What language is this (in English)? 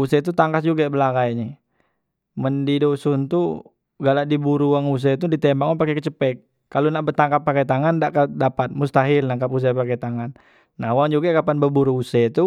Musi